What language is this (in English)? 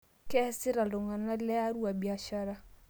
Masai